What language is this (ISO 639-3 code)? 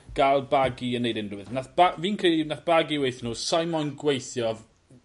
cym